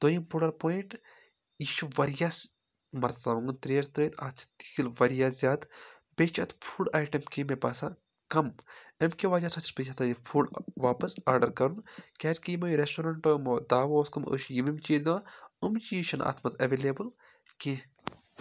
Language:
Kashmiri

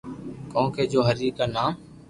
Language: Loarki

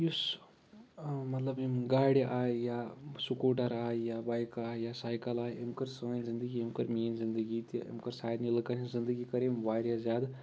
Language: Kashmiri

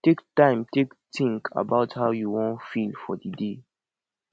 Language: Nigerian Pidgin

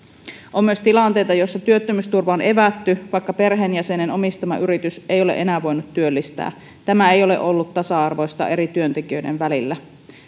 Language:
Finnish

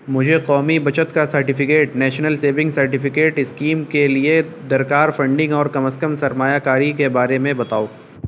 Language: Urdu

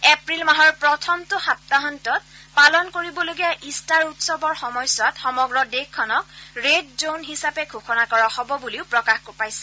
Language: Assamese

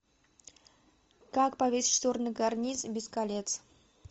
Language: Russian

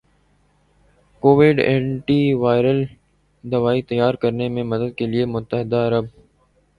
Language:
Urdu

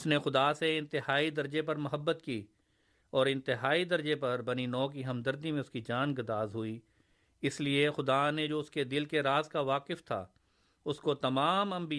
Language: Urdu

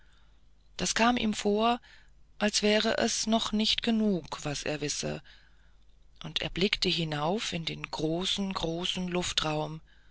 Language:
German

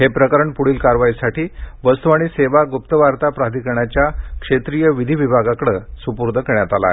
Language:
Marathi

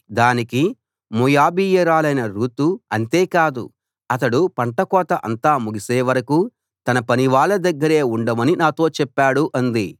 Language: Telugu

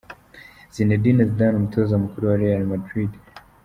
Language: Kinyarwanda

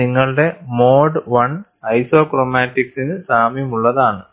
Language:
Malayalam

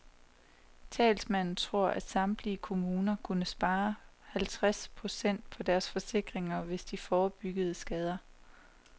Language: Danish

